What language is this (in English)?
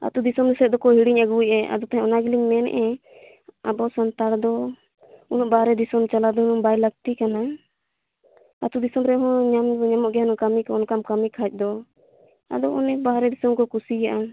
Santali